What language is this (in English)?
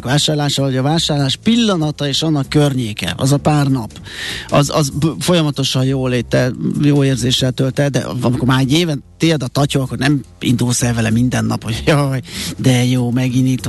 Hungarian